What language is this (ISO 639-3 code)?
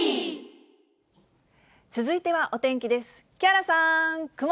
jpn